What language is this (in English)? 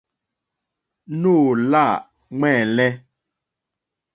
Mokpwe